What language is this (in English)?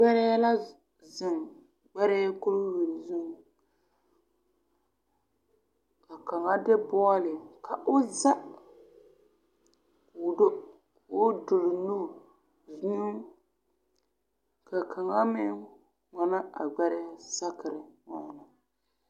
Southern Dagaare